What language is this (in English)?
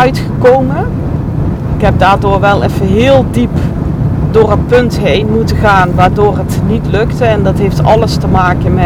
Dutch